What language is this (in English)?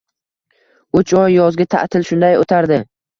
Uzbek